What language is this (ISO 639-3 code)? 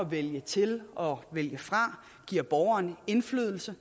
dan